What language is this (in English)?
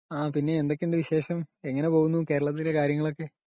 Malayalam